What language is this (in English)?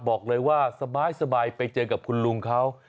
Thai